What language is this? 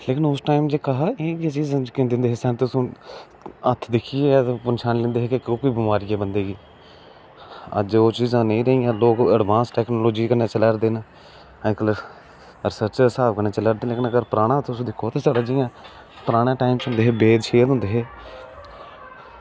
Dogri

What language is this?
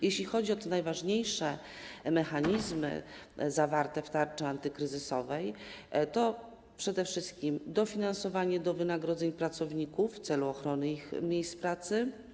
Polish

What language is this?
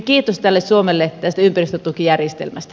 Finnish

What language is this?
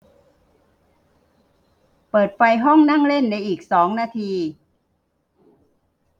Thai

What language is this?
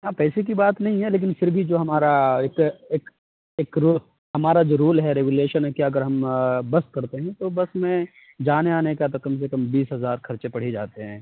Urdu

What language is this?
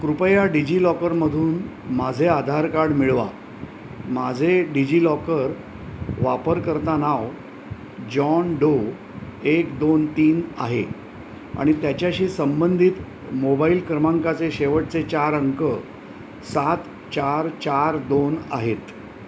Marathi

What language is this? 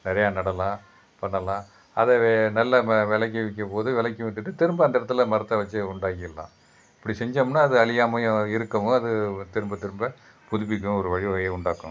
Tamil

